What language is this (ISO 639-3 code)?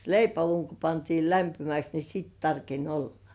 fin